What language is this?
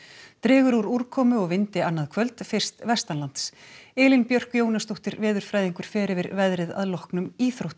Icelandic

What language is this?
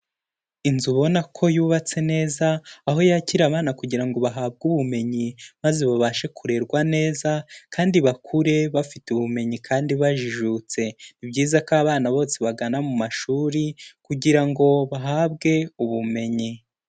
Kinyarwanda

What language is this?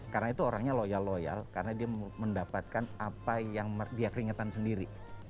Indonesian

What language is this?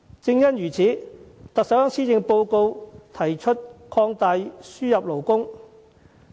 Cantonese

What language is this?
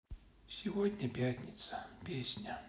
Russian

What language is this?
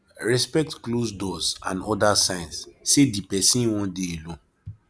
Nigerian Pidgin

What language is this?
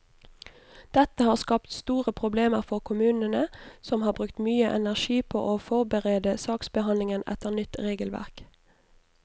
Norwegian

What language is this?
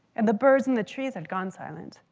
English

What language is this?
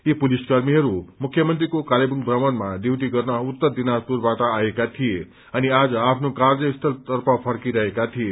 Nepali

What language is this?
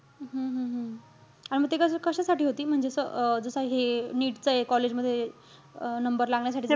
Marathi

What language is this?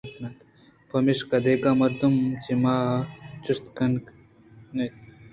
Eastern Balochi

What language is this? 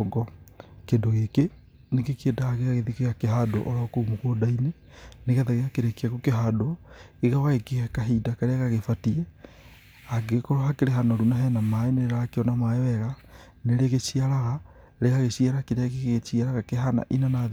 Kikuyu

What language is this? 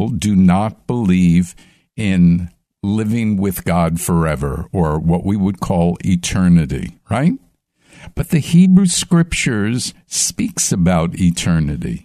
English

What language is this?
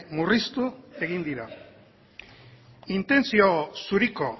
Basque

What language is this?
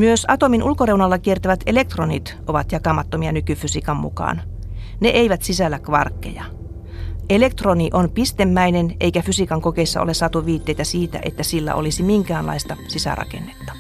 Finnish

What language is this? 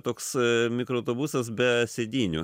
Lithuanian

